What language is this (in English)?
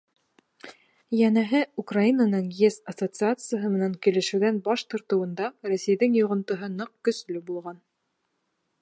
Bashkir